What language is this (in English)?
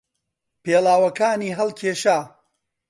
Central Kurdish